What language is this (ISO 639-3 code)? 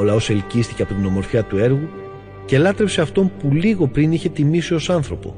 ell